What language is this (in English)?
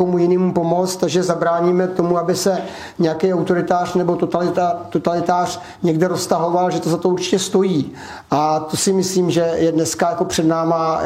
Czech